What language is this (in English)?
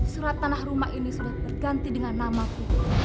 Indonesian